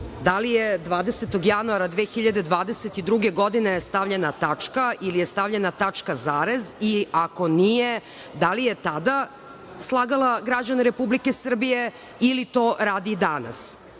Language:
Serbian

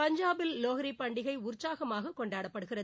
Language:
Tamil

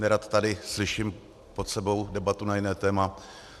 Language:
Czech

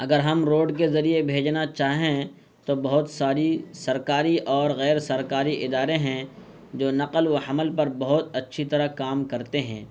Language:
Urdu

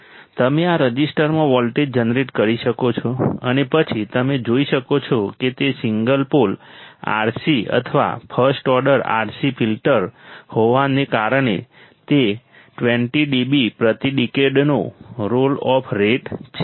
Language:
Gujarati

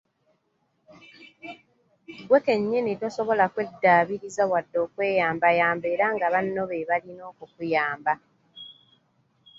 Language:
Ganda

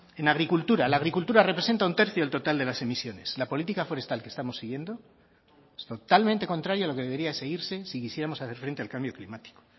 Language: Spanish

